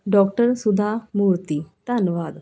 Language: Punjabi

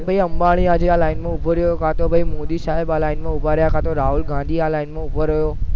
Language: Gujarati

